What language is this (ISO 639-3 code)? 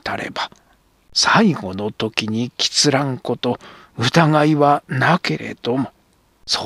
jpn